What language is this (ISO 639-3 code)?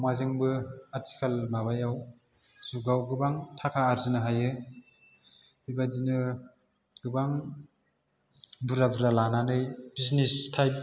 brx